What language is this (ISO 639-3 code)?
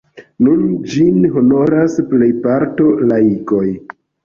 epo